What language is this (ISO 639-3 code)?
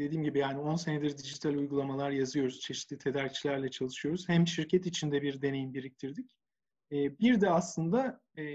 tur